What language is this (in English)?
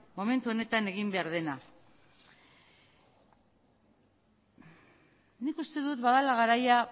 Basque